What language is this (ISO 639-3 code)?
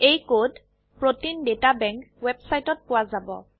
asm